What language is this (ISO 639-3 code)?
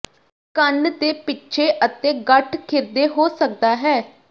pan